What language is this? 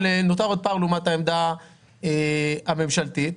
Hebrew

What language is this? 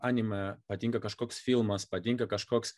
Lithuanian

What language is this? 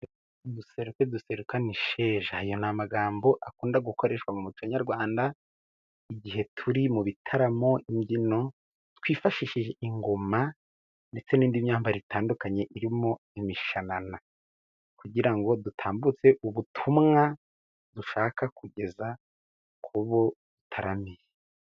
Kinyarwanda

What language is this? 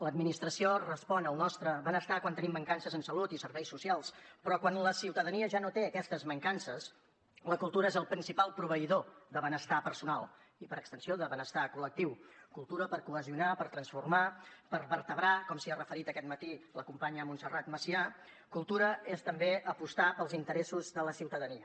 Catalan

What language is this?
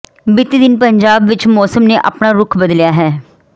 Punjabi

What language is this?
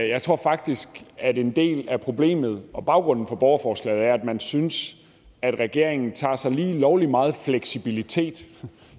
Danish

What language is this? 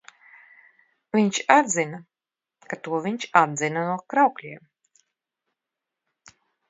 Latvian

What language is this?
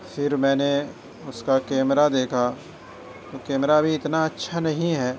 Urdu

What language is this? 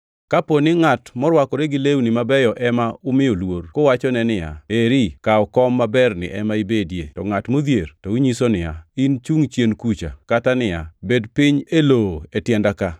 Luo (Kenya and Tanzania)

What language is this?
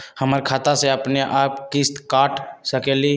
Magahi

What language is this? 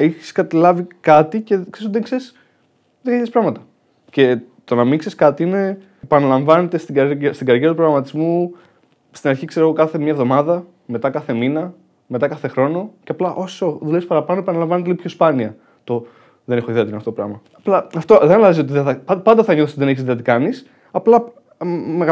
Greek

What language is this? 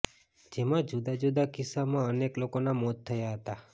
Gujarati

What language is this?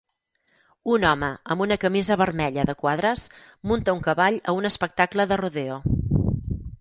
Catalan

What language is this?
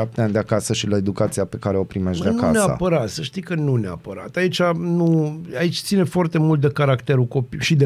Romanian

